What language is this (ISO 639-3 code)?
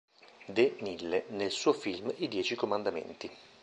ita